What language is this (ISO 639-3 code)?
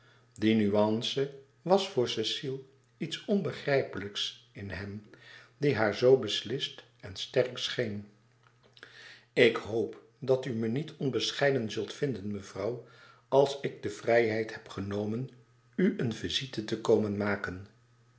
nld